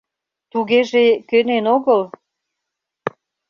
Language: Mari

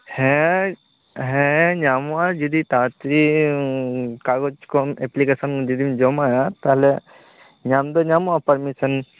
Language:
Santali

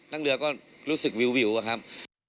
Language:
Thai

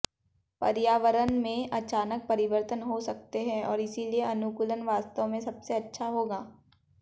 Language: Hindi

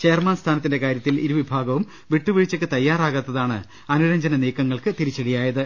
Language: Malayalam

